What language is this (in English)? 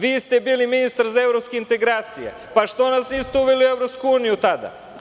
Serbian